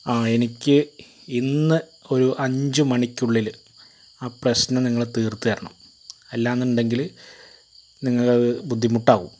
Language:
Malayalam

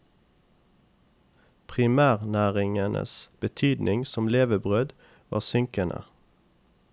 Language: Norwegian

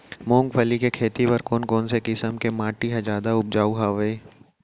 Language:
Chhattisgarhi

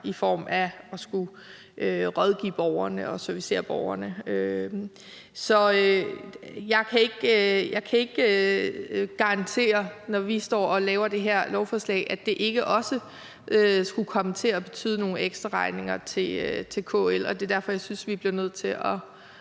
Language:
Danish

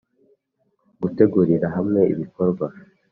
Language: Kinyarwanda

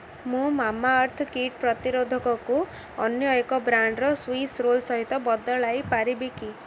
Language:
Odia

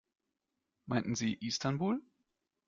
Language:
German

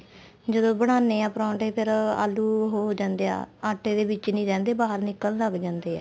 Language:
Punjabi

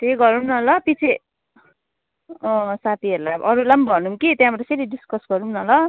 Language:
Nepali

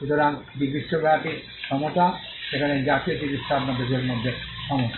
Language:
Bangla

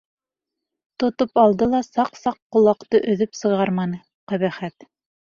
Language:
Bashkir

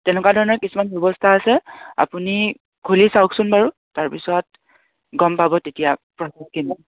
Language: Assamese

